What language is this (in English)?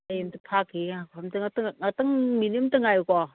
Manipuri